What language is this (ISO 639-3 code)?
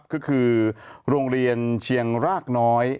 tha